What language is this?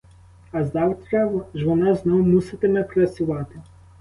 Ukrainian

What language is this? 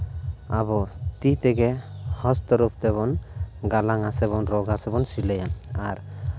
Santali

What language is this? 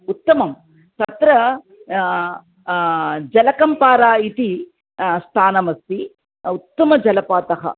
Sanskrit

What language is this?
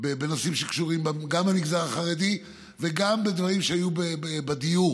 Hebrew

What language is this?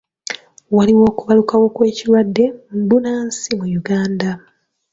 Ganda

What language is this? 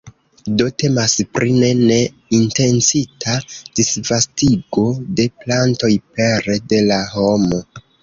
Esperanto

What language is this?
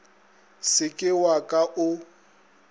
Northern Sotho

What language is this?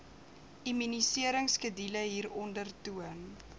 Afrikaans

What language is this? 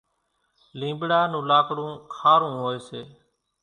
Kachi Koli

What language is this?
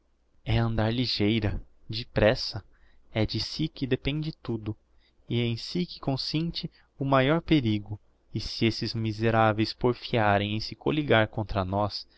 Portuguese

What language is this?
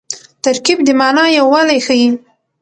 Pashto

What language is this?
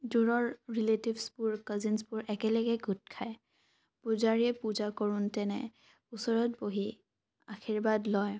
Assamese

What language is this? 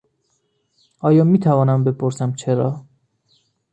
Persian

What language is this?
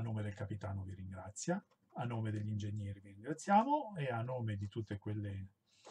Italian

